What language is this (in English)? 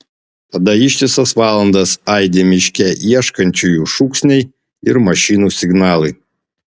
Lithuanian